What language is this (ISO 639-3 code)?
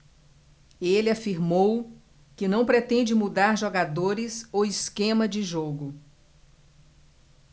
por